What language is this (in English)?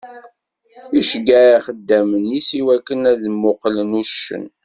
Kabyle